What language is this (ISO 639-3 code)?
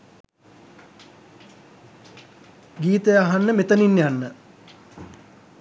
sin